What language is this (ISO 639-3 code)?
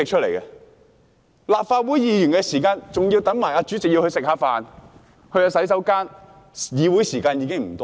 yue